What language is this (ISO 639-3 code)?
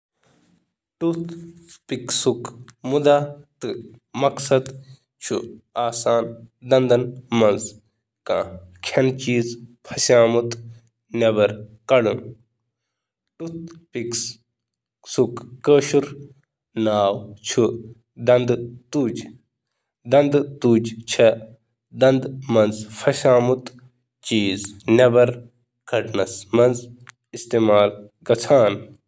kas